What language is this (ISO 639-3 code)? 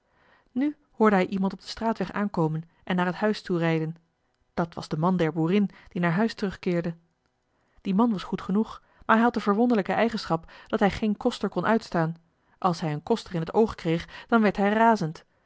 nld